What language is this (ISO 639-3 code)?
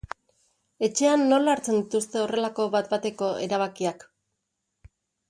eus